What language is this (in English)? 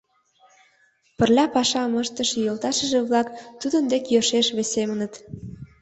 Mari